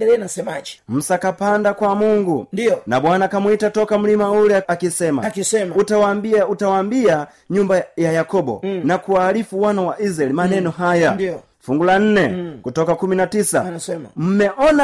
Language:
Swahili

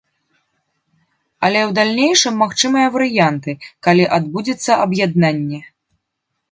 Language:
Belarusian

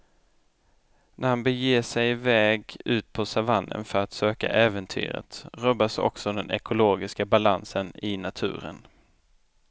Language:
Swedish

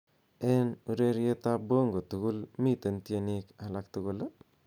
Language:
Kalenjin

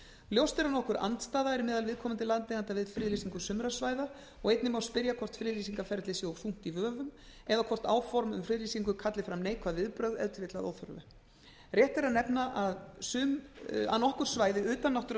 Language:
Icelandic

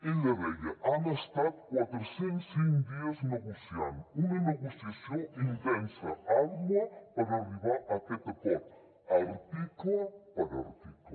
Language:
Catalan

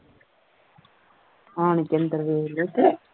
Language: Punjabi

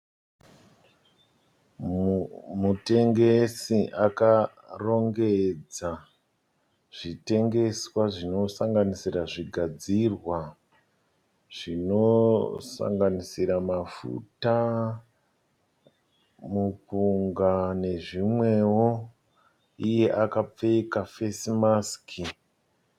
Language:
Shona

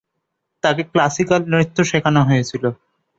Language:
Bangla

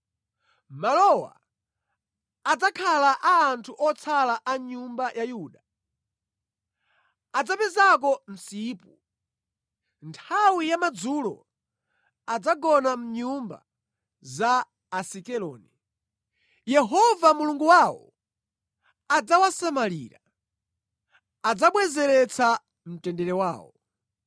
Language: Nyanja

